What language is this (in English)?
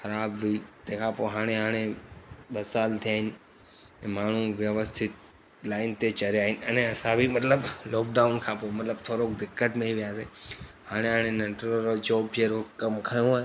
Sindhi